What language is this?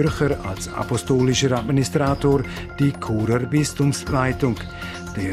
German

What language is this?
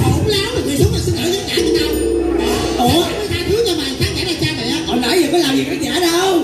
Vietnamese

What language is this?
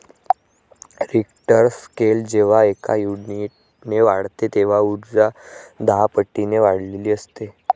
Marathi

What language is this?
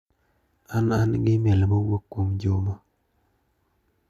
Luo (Kenya and Tanzania)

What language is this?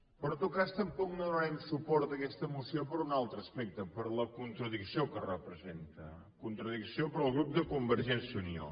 Catalan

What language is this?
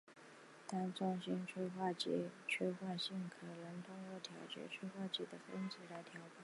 Chinese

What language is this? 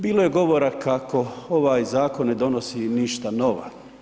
Croatian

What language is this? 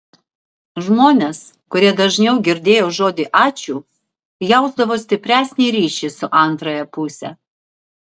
Lithuanian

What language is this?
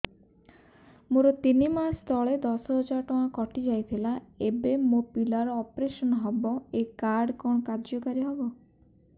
Odia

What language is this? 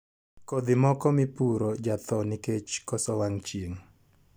Luo (Kenya and Tanzania)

